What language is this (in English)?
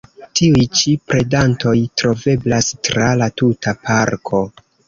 Esperanto